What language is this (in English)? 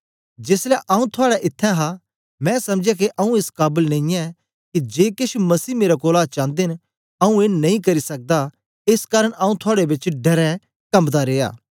Dogri